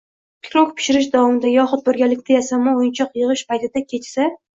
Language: Uzbek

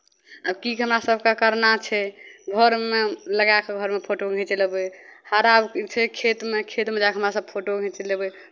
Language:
Maithili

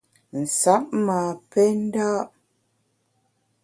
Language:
Bamun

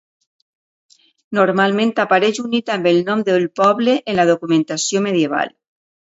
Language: Catalan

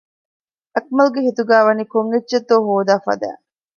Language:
Divehi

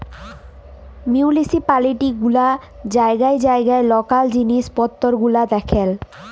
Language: Bangla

